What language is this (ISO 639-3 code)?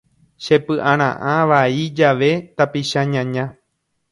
grn